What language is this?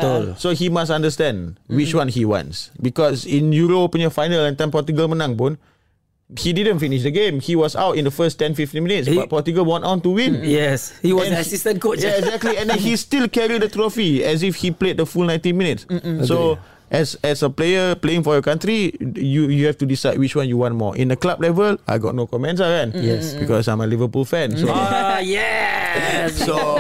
Malay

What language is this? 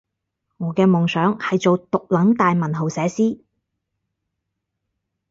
Cantonese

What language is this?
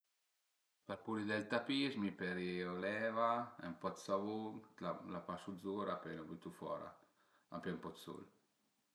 Piedmontese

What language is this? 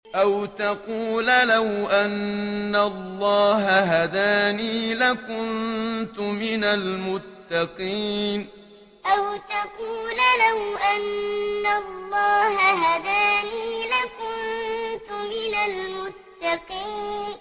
Arabic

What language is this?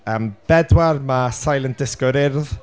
Welsh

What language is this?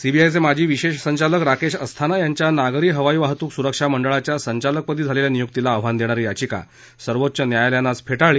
Marathi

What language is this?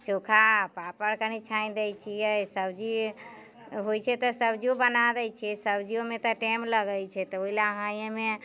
Maithili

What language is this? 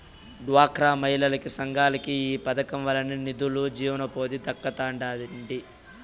Telugu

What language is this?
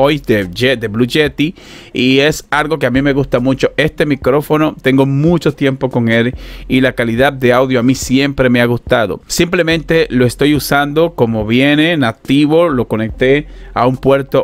Spanish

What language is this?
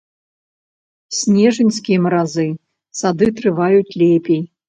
Belarusian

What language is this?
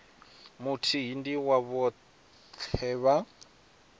Venda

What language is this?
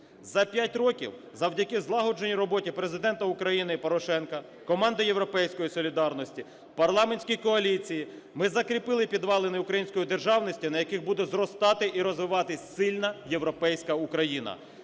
Ukrainian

